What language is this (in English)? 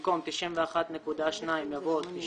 Hebrew